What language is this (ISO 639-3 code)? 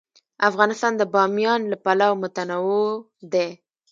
pus